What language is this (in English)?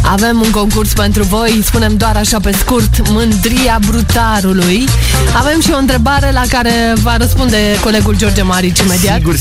Romanian